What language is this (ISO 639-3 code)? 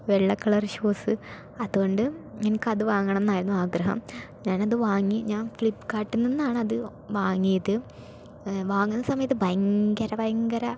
mal